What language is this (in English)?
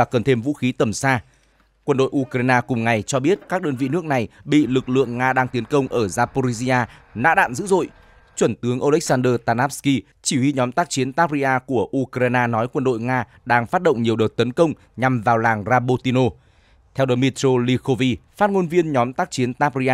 Vietnamese